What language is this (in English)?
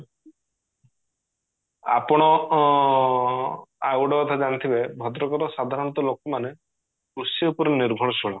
Odia